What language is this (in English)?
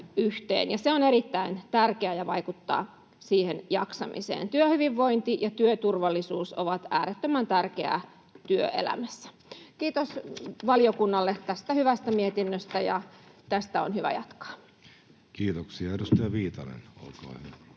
Finnish